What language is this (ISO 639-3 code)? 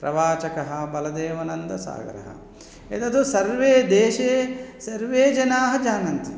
san